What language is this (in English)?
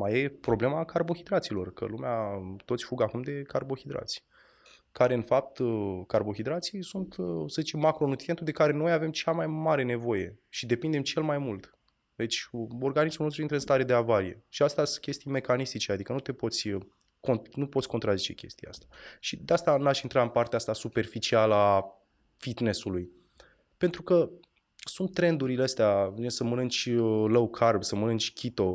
Romanian